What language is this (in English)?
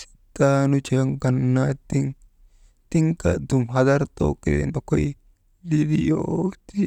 Maba